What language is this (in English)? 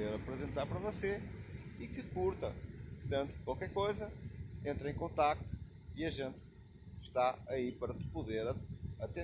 Portuguese